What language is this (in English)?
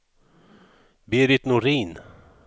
Swedish